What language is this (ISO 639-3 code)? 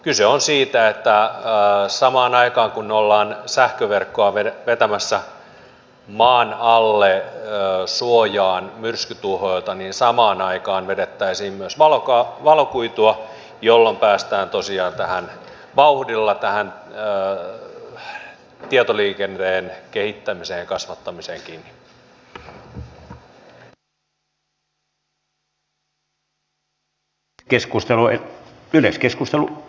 fin